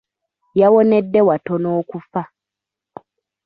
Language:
Ganda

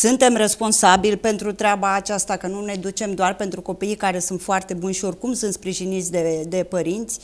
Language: Romanian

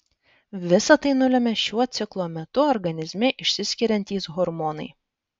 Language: Lithuanian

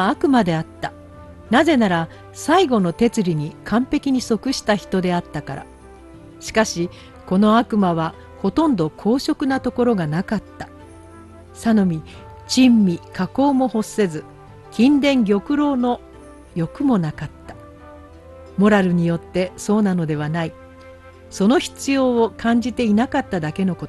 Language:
Japanese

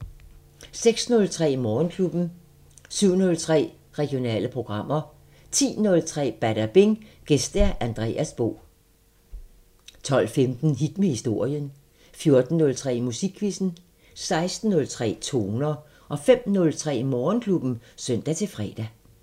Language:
Danish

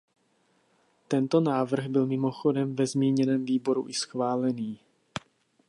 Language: Czech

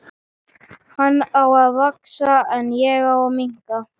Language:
Icelandic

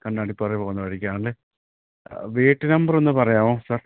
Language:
Malayalam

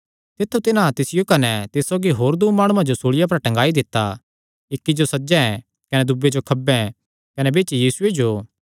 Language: Kangri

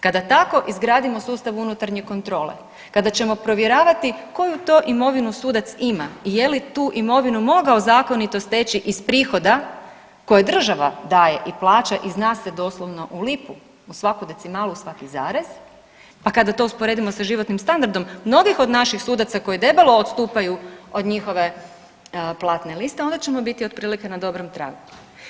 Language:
Croatian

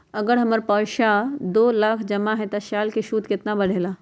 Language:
Magahi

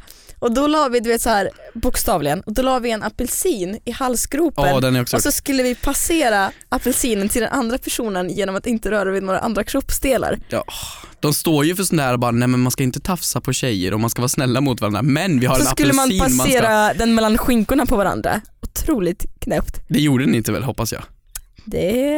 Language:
Swedish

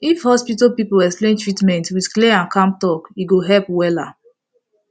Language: Nigerian Pidgin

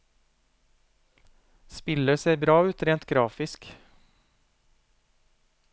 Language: Norwegian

